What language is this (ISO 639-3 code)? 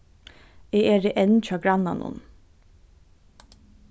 fao